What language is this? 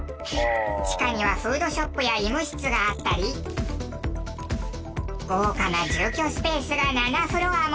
Japanese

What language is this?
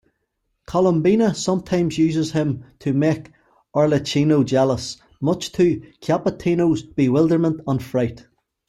English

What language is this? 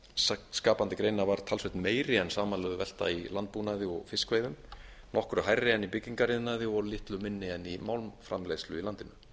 Icelandic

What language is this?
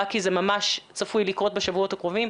Hebrew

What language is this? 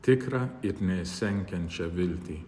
Lithuanian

